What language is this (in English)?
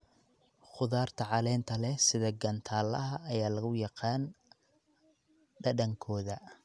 Somali